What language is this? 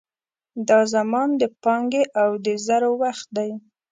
Pashto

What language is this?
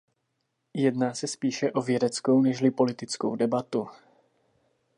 Czech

